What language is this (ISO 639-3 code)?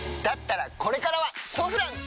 jpn